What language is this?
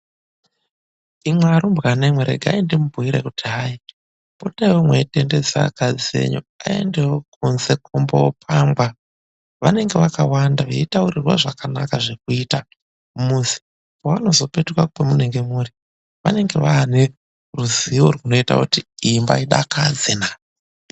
Ndau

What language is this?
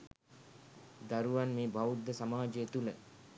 Sinhala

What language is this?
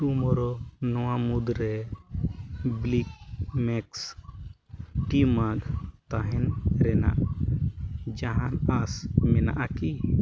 Santali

